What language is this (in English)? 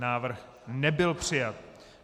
Czech